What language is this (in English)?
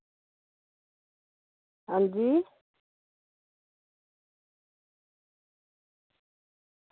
Dogri